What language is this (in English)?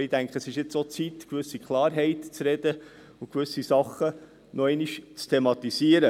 Swiss German